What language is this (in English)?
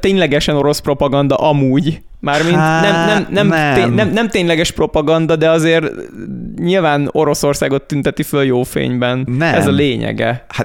Hungarian